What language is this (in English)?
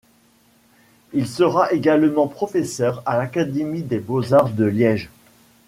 French